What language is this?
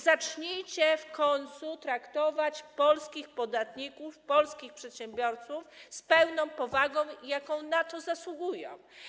Polish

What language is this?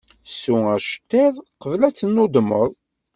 Kabyle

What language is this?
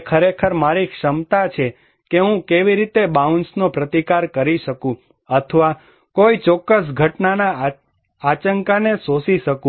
Gujarati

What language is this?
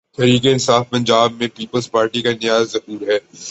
Urdu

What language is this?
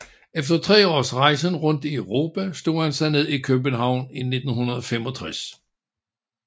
Danish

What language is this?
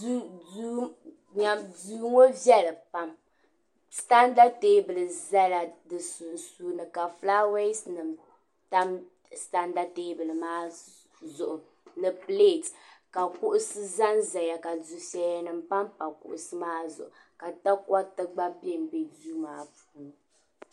Dagbani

